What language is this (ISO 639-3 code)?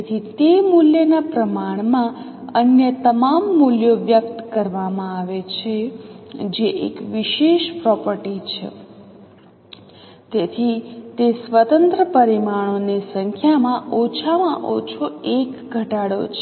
guj